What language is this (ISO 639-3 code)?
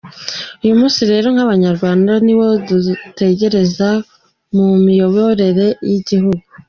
kin